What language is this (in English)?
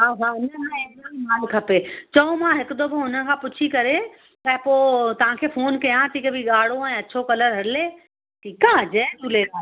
Sindhi